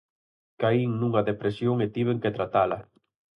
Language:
Galician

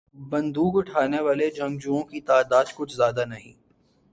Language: Urdu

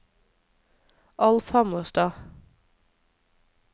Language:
Norwegian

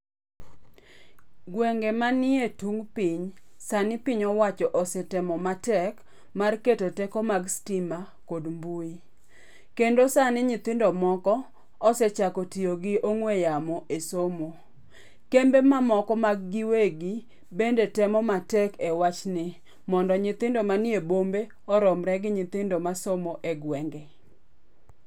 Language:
Luo (Kenya and Tanzania)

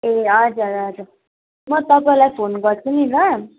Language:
Nepali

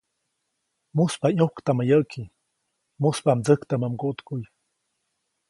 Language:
Copainalá Zoque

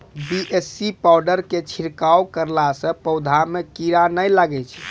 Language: Maithili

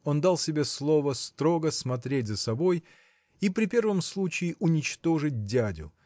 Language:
Russian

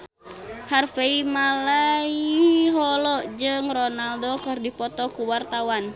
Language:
Sundanese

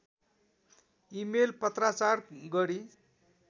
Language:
Nepali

